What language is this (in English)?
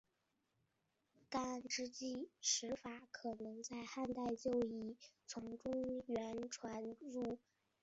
Chinese